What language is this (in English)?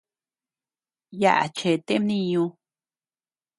Tepeuxila Cuicatec